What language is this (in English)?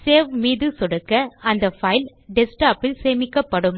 Tamil